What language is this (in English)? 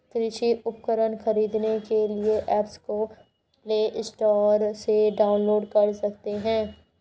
Hindi